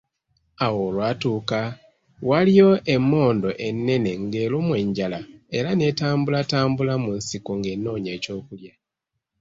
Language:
Ganda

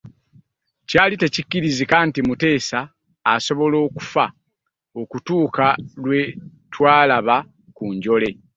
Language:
Ganda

